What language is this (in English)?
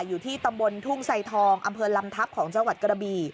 Thai